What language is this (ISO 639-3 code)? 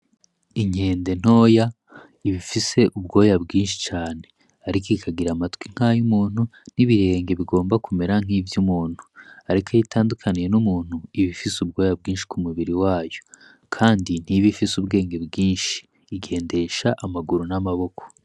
run